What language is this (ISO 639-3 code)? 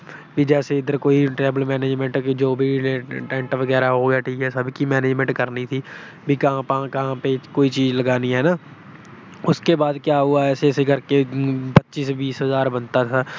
pan